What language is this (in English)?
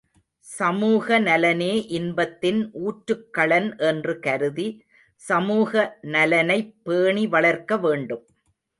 Tamil